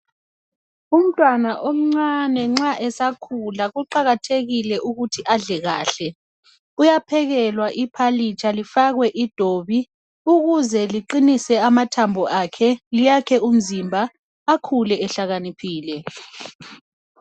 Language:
North Ndebele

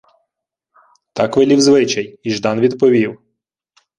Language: Ukrainian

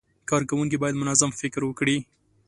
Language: Pashto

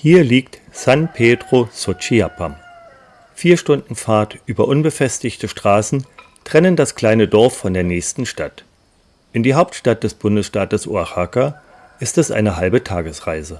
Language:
German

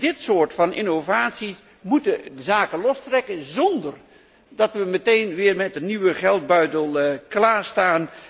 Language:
Dutch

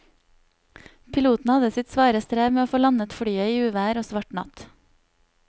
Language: Norwegian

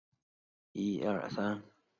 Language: Chinese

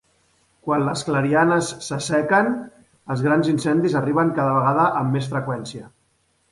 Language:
Catalan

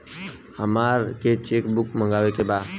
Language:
Bhojpuri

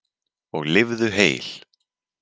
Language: Icelandic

